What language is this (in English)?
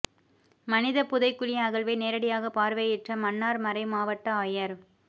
Tamil